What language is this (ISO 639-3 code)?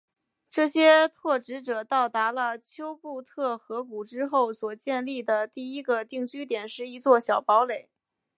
zho